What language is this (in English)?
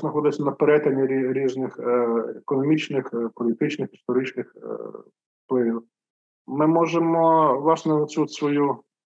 Ukrainian